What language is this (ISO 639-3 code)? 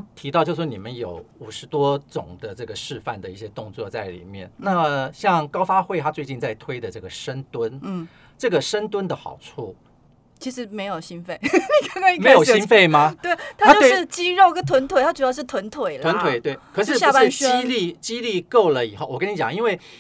zho